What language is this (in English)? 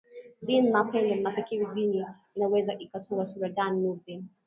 Swahili